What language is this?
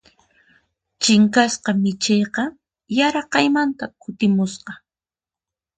Puno Quechua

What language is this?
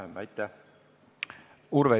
Estonian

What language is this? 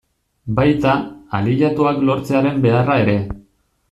Basque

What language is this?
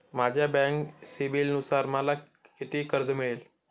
Marathi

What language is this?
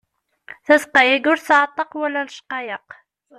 Kabyle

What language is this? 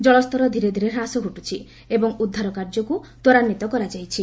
Odia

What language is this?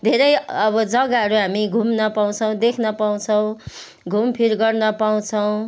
Nepali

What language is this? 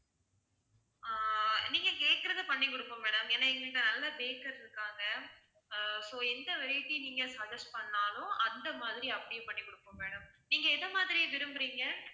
Tamil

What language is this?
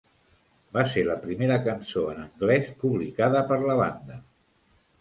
Catalan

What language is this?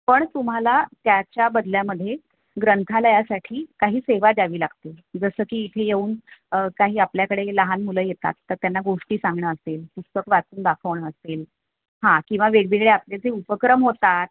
Marathi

